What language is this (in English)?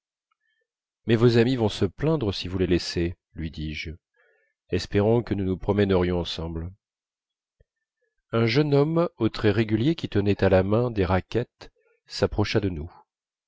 French